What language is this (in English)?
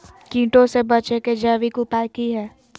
Magahi